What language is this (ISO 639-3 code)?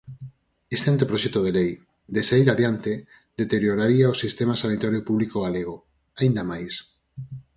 glg